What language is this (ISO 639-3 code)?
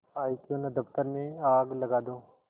hin